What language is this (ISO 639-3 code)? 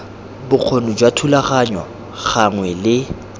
tsn